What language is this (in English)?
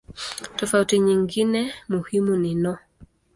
Swahili